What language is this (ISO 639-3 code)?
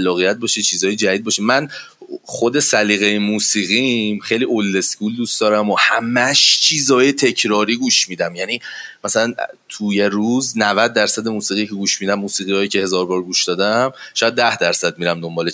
fas